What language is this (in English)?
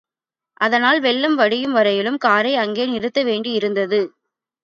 Tamil